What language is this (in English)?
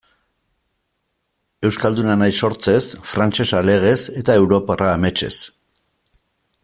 Basque